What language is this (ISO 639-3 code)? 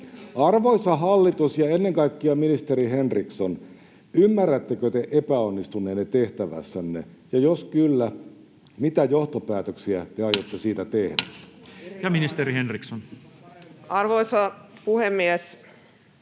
fin